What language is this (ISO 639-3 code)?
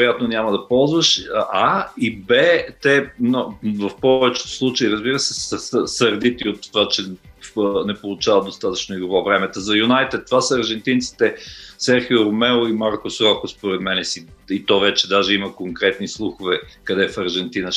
bul